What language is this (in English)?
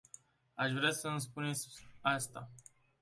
Romanian